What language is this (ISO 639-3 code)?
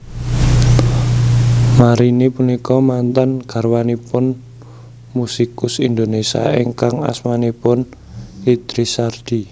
jav